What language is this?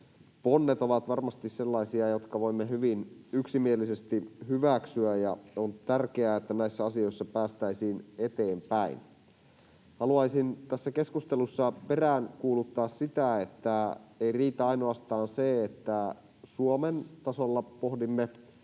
Finnish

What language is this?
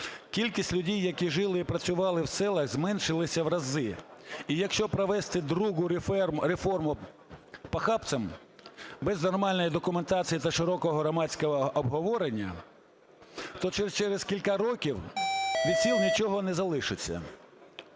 Ukrainian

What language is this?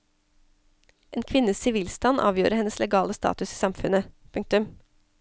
Norwegian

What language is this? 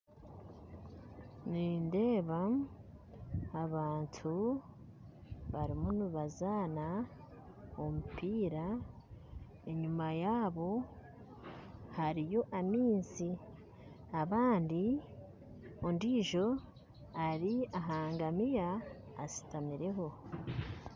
Nyankole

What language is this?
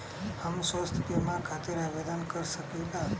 Bhojpuri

